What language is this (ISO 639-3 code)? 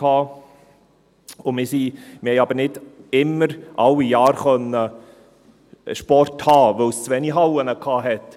gsw